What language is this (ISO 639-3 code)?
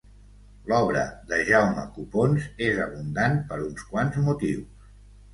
cat